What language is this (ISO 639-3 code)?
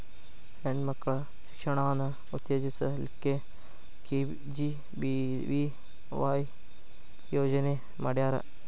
kan